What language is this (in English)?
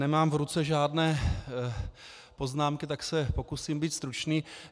Czech